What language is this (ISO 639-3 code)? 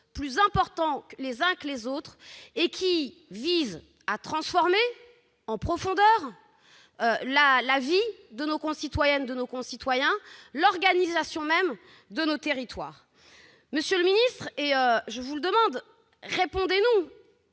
fra